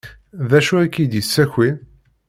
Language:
Kabyle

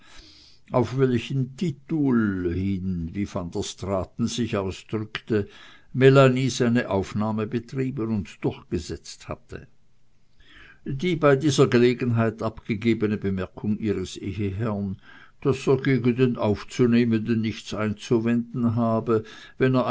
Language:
German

